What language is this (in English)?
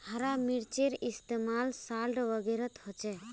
Magahi